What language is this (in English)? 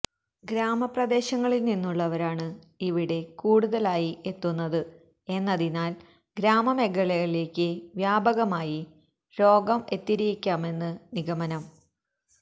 Malayalam